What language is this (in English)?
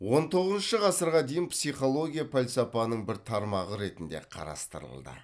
Kazakh